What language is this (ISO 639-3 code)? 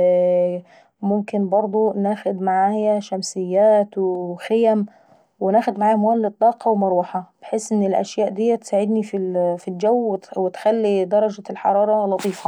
aec